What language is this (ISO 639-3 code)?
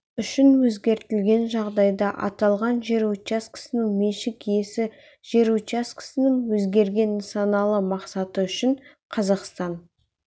kaz